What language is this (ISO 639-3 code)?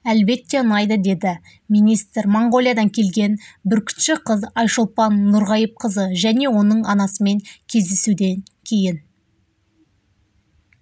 kaz